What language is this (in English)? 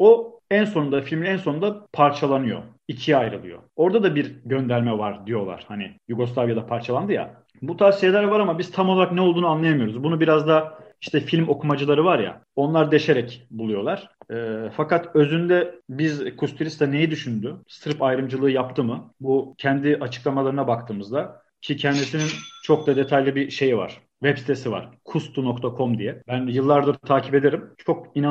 Turkish